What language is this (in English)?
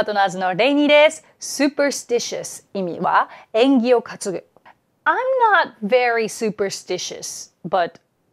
Dutch